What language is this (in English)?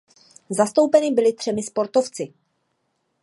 Czech